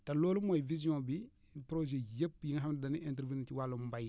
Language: Wolof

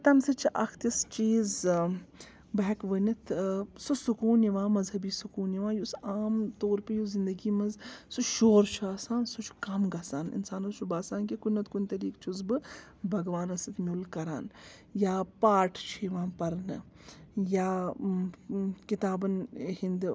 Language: Kashmiri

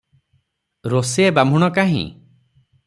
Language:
Odia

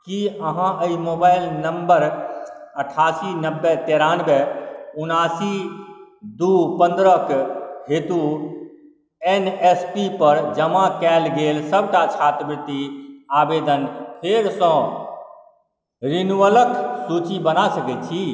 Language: Maithili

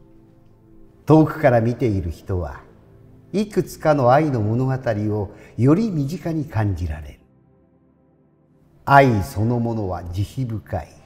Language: Japanese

